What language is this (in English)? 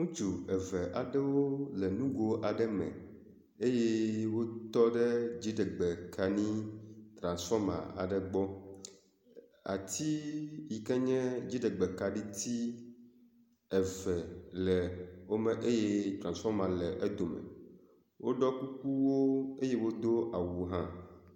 Ewe